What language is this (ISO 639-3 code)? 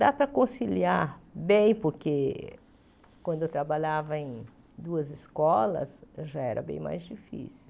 por